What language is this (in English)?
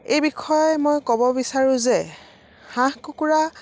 Assamese